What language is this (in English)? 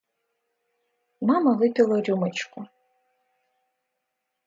Russian